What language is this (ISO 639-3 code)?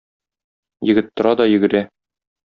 tat